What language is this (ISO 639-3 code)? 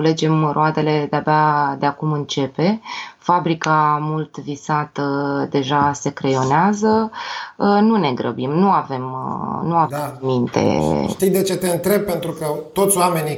ron